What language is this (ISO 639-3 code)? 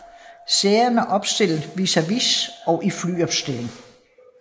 dan